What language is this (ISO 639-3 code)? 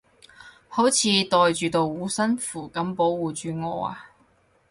yue